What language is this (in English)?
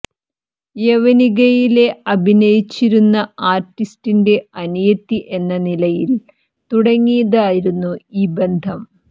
Malayalam